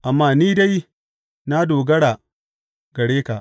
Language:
Hausa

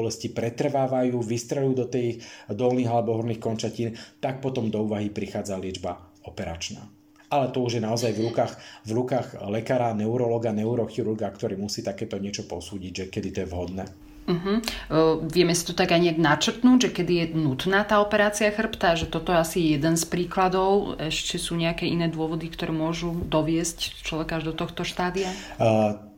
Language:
Slovak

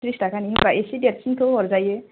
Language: Bodo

